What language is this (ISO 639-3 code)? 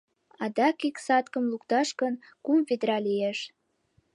chm